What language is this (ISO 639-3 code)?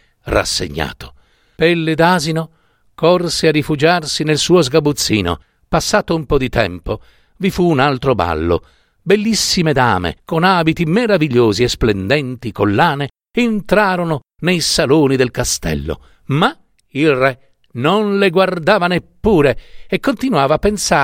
ita